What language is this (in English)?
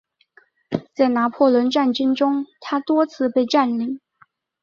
Chinese